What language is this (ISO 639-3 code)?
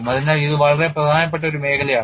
mal